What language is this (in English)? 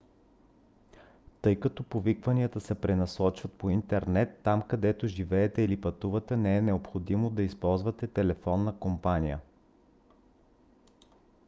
Bulgarian